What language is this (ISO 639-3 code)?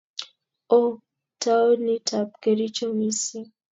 kln